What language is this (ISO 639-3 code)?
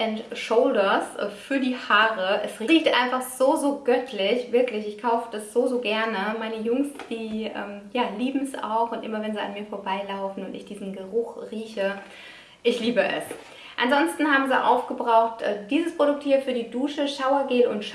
deu